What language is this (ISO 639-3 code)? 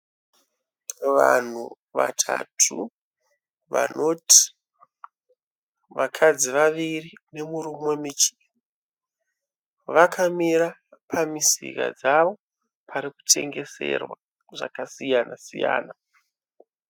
sna